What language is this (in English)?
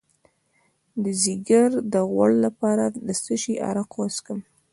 Pashto